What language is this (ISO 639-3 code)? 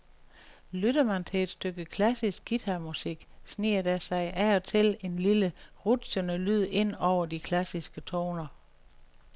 dan